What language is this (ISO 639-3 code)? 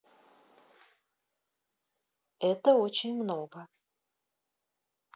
rus